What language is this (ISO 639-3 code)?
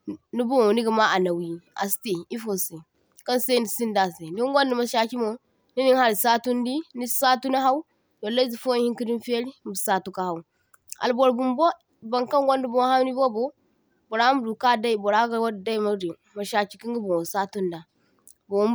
dje